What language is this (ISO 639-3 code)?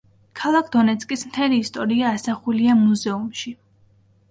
kat